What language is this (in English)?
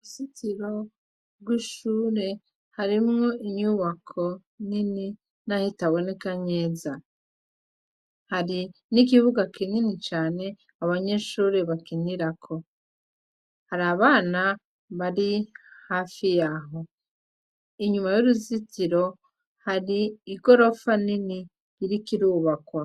Rundi